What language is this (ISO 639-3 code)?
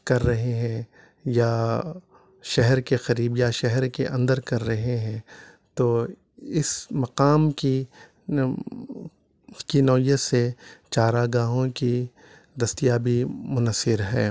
urd